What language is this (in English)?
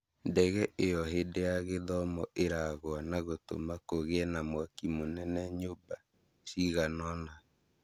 Kikuyu